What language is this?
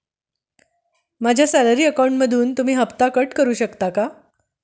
Marathi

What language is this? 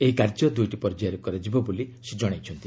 Odia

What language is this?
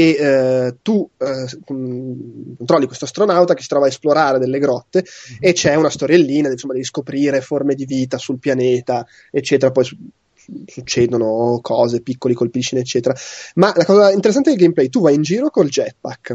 Italian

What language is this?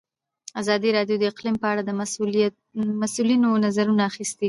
Pashto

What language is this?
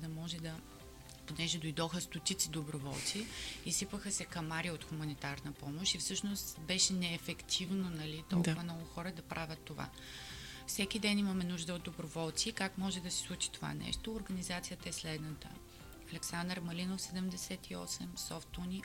Bulgarian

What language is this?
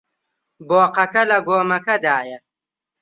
Central Kurdish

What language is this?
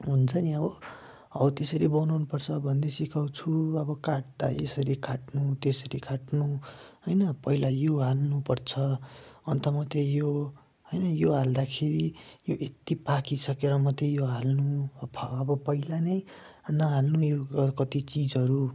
Nepali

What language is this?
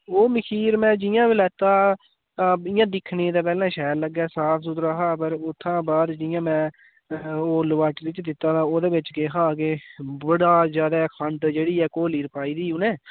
Dogri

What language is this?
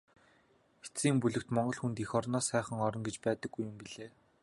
Mongolian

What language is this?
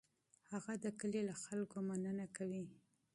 Pashto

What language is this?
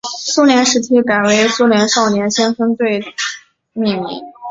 Chinese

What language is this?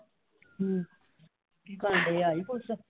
Punjabi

